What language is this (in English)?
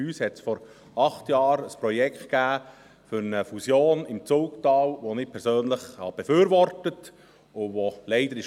Swiss German